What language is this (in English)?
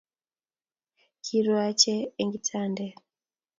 Kalenjin